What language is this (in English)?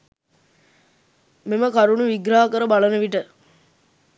Sinhala